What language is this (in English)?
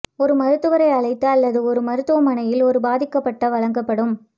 Tamil